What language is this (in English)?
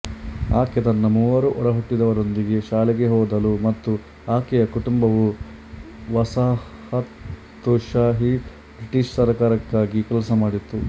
Kannada